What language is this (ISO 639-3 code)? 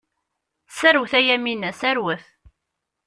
kab